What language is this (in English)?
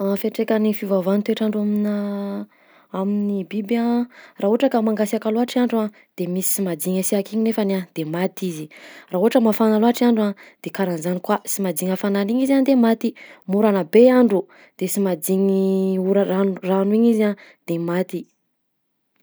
Southern Betsimisaraka Malagasy